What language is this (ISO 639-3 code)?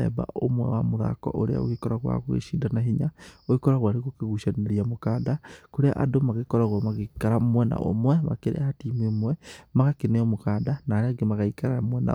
kik